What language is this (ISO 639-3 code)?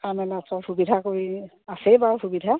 asm